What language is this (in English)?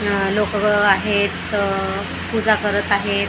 Marathi